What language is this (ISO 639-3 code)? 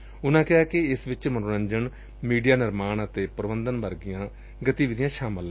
pan